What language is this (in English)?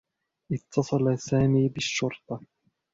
Arabic